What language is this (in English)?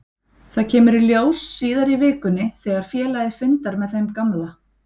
Icelandic